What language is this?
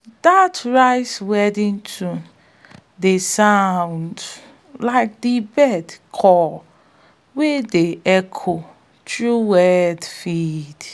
Nigerian Pidgin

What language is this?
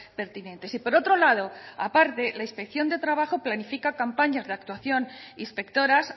Spanish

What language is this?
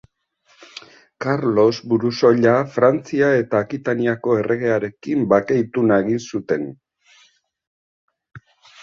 Basque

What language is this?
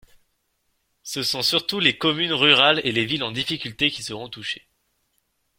French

